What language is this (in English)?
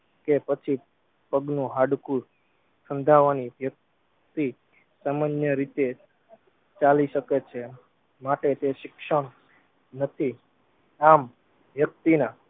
Gujarati